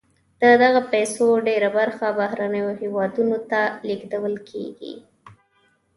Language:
Pashto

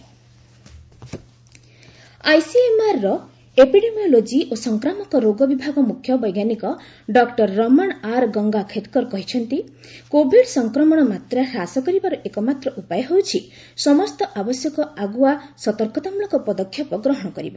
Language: Odia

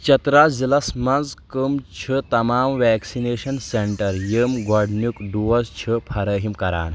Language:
Kashmiri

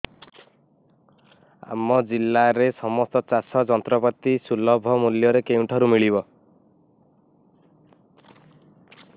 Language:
Odia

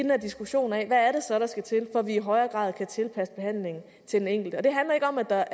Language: Danish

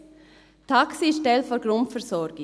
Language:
Swiss German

